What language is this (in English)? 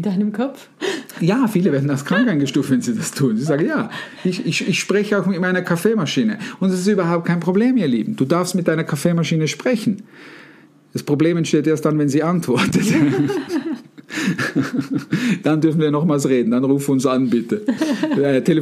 German